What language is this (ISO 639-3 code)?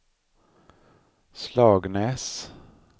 swe